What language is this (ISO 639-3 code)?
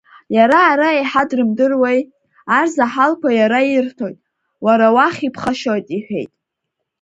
abk